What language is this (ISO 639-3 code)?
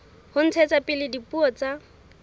sot